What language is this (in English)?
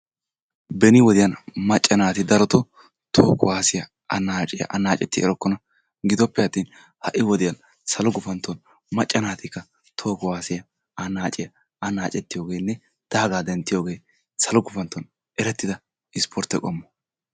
Wolaytta